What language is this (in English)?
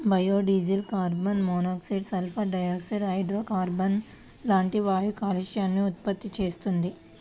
Telugu